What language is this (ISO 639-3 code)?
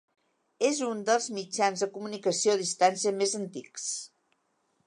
cat